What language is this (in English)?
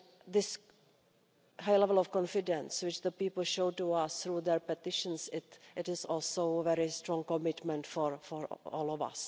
English